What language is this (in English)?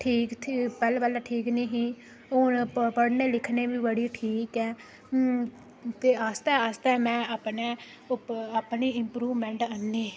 Dogri